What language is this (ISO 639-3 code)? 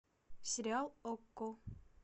rus